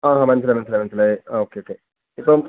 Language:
Malayalam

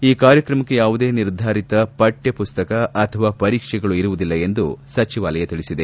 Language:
Kannada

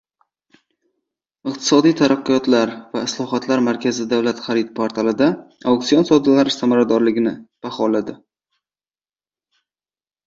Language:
Uzbek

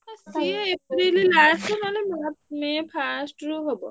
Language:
Odia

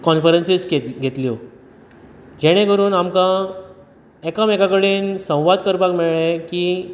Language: Konkani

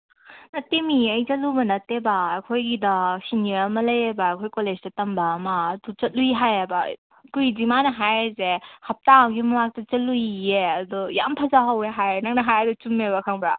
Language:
Manipuri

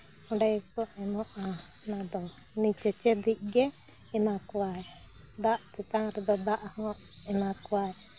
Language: Santali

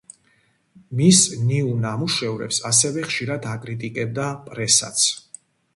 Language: Georgian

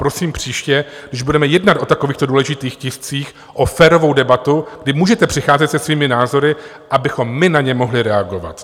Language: Czech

